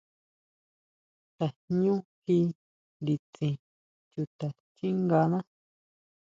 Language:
Huautla Mazatec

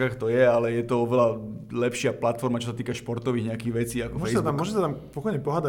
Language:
Slovak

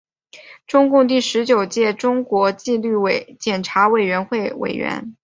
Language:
Chinese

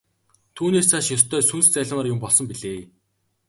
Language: Mongolian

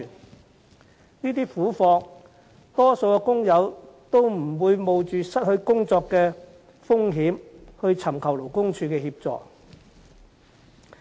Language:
Cantonese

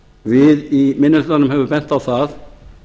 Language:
Icelandic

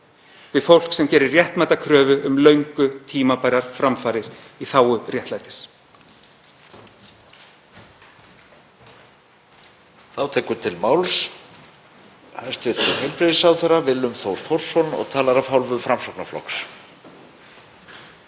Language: Icelandic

